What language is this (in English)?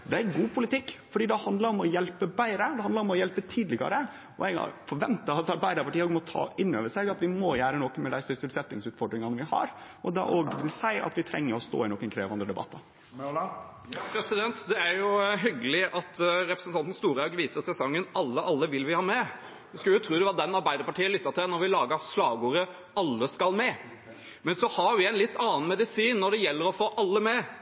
Norwegian